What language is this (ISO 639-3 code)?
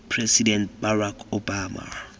tsn